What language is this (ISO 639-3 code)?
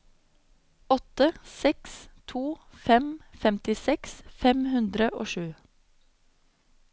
nor